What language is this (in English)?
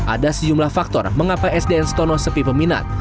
Indonesian